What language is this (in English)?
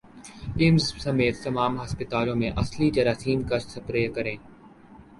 Urdu